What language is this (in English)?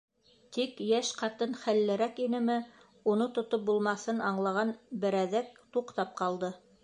Bashkir